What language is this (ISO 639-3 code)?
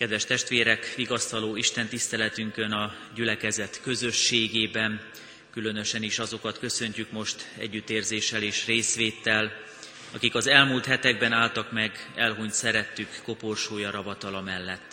hun